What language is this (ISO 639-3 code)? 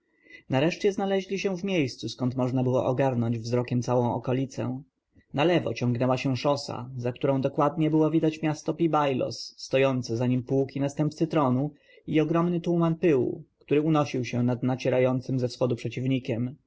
pol